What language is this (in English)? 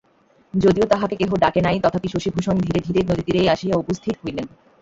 Bangla